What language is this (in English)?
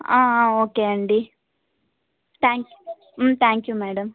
Telugu